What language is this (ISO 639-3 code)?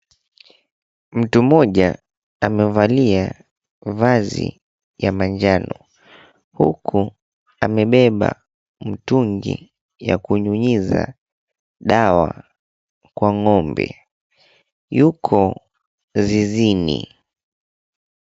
swa